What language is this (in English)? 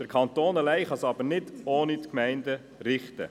Swiss German